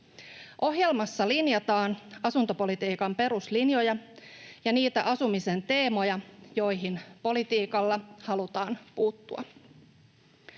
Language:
Finnish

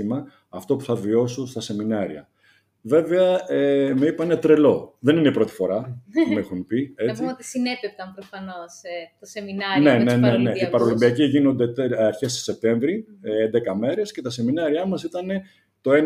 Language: Greek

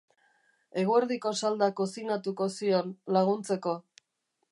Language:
Basque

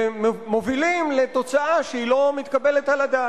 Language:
Hebrew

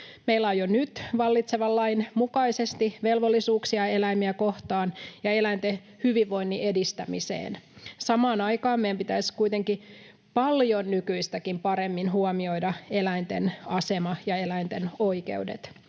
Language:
Finnish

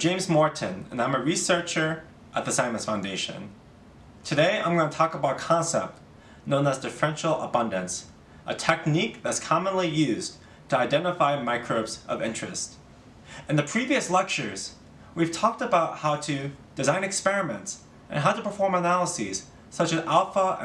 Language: English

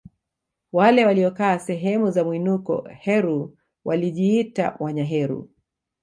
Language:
Swahili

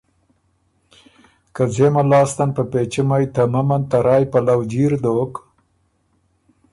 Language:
Ormuri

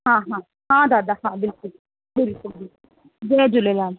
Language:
Sindhi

